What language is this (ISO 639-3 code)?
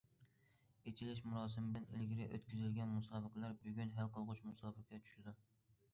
uig